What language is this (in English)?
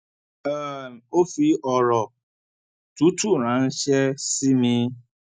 Yoruba